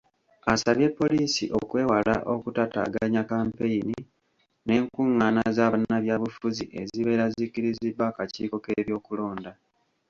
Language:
Ganda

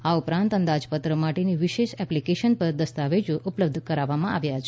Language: Gujarati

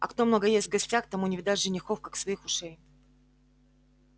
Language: Russian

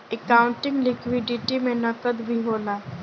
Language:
Bhojpuri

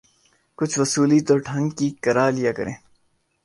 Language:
Urdu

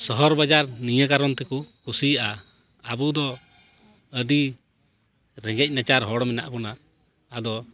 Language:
Santali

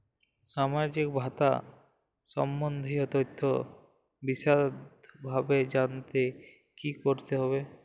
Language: Bangla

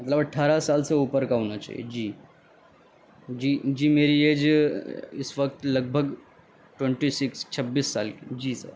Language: Urdu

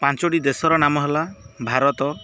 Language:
Odia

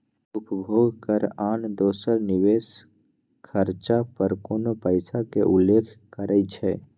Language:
Magahi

